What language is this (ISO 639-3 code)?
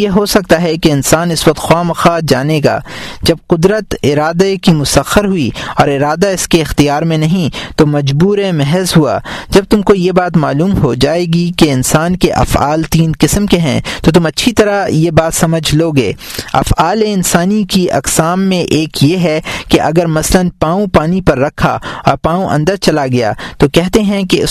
urd